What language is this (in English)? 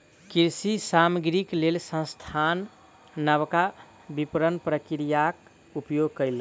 Maithili